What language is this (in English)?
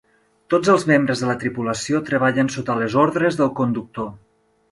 Catalan